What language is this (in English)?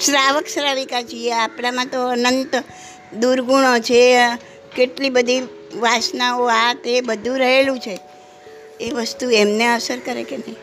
Gujarati